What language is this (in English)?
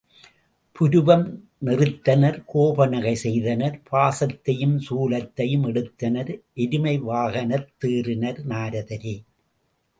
Tamil